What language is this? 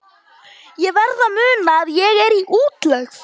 Icelandic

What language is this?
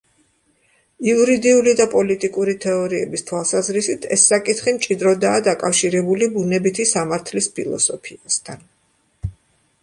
Georgian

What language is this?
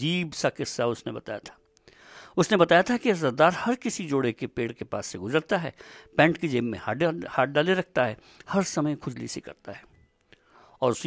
Hindi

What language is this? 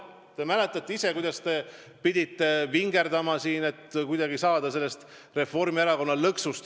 Estonian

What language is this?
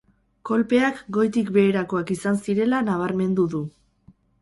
Basque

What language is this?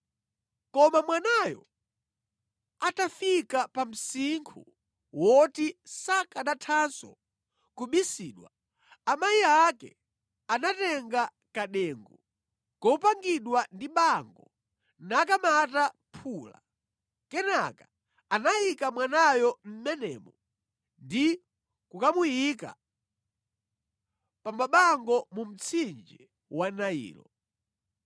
Nyanja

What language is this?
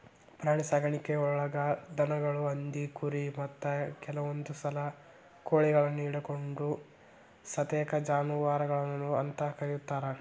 Kannada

